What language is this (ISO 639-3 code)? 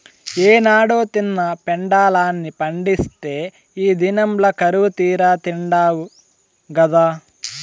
tel